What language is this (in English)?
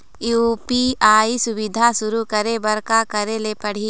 Chhattisgarhi